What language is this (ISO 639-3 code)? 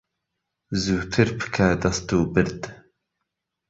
ckb